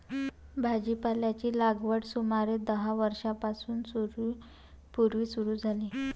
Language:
Marathi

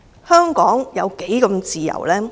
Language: Cantonese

